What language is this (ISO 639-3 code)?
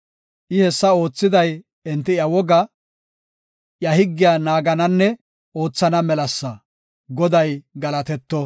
gof